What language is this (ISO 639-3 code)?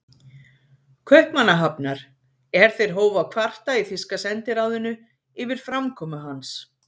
isl